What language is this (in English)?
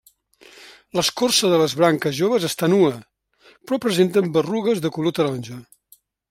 Catalan